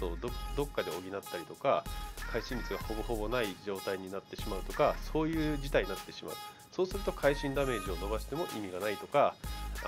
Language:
Japanese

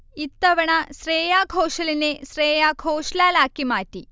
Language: Malayalam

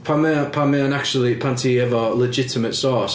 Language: Welsh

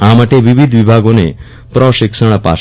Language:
Gujarati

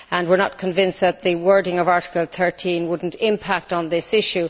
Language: English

